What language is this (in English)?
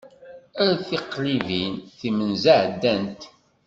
Kabyle